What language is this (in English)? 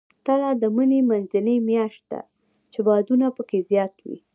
Pashto